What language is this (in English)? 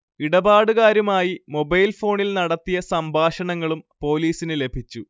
Malayalam